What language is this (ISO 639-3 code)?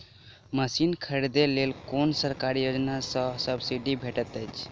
mai